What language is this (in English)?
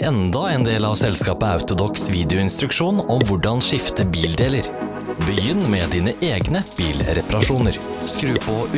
Norwegian